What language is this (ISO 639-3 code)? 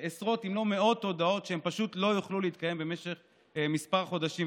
heb